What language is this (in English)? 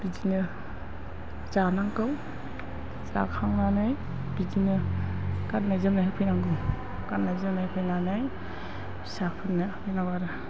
Bodo